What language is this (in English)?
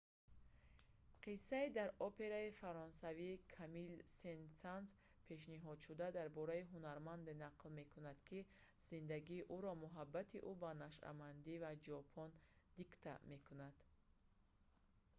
Tajik